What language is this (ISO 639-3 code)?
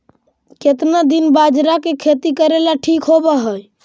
mag